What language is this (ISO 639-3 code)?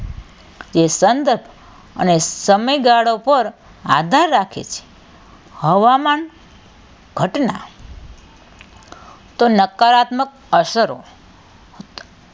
guj